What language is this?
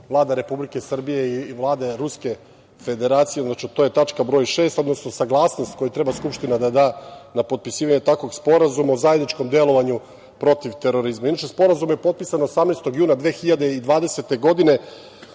Serbian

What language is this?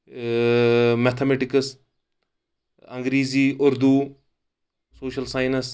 Kashmiri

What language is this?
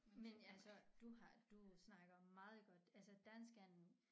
Danish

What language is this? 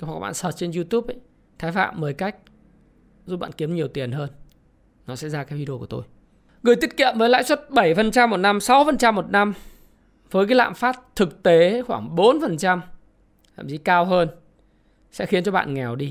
Vietnamese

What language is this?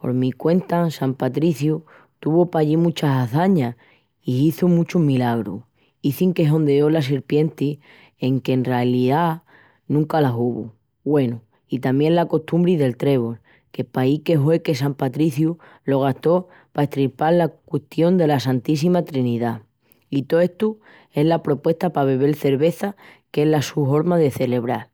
Extremaduran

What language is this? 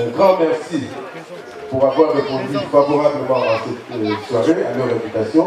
French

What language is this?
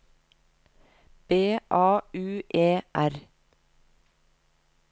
Norwegian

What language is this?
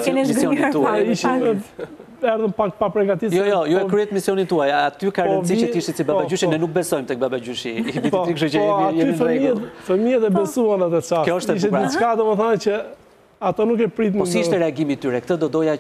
Romanian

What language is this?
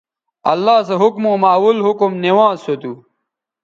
Bateri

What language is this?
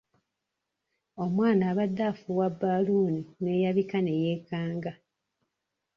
Ganda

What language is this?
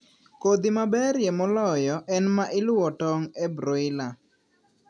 Luo (Kenya and Tanzania)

